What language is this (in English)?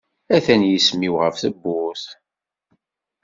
Kabyle